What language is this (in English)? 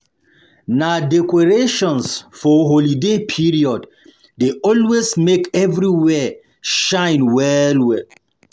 Nigerian Pidgin